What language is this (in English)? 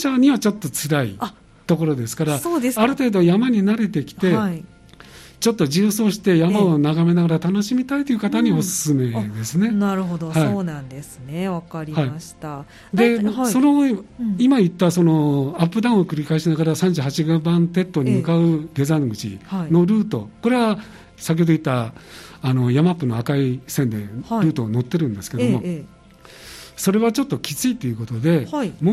Japanese